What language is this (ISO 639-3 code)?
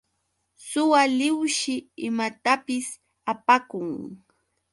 qux